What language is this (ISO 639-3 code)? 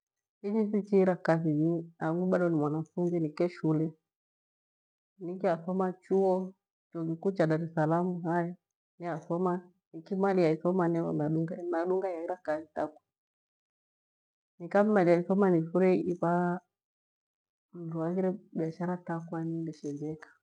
gwe